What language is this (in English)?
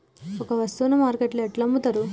Telugu